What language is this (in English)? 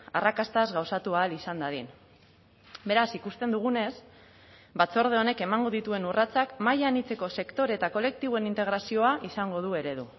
Basque